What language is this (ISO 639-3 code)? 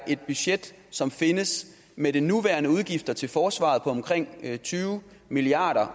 dan